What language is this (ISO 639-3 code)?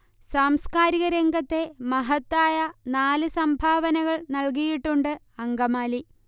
mal